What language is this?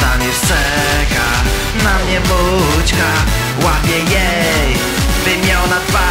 Polish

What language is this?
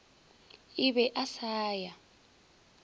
Northern Sotho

